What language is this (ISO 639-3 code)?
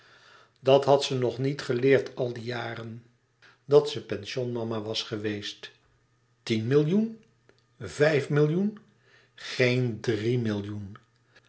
nld